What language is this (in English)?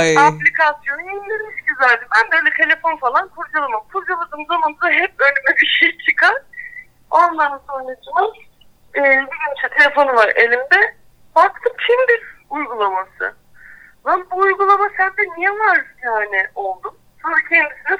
Turkish